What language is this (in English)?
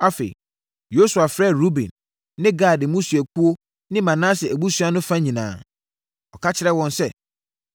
Akan